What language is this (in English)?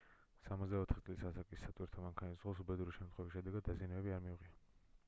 Georgian